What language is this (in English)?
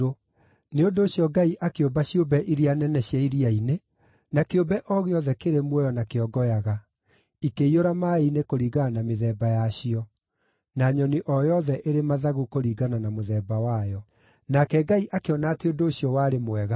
Kikuyu